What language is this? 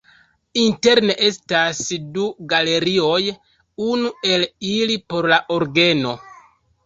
Esperanto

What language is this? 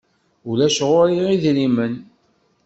Kabyle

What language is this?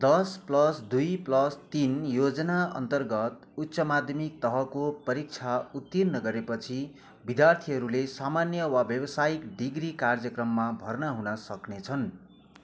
Nepali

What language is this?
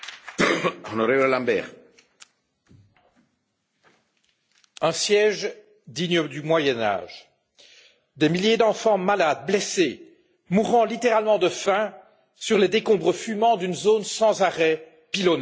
French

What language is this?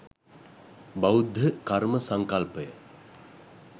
Sinhala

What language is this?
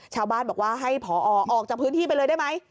Thai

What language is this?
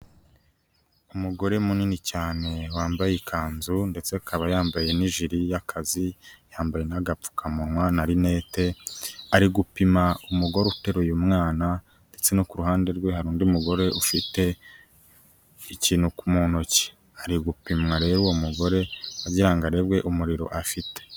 Kinyarwanda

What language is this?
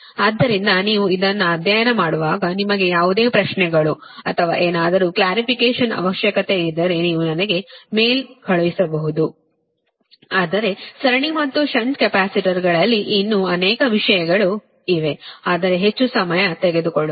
Kannada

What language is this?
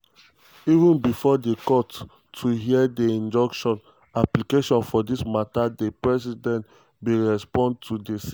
Nigerian Pidgin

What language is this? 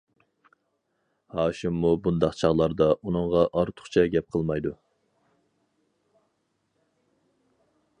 Uyghur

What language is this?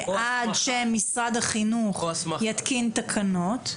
Hebrew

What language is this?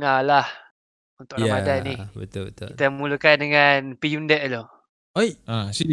Malay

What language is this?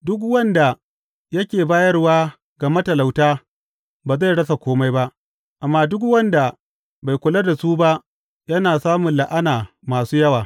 Hausa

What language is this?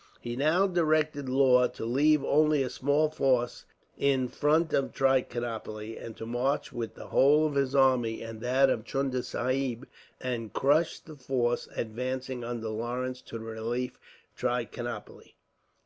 English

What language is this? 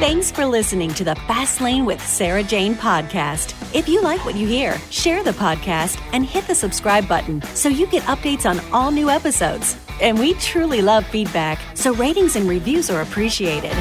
English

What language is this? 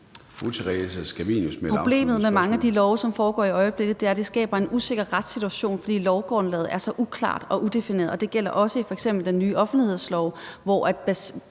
Danish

